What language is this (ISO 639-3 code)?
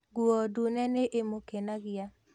kik